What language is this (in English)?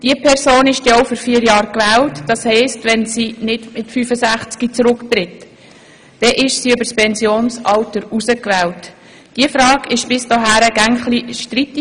Swiss German